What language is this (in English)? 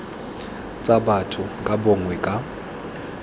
Tswana